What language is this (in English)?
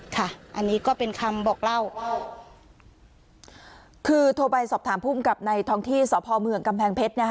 Thai